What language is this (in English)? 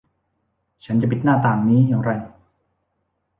Thai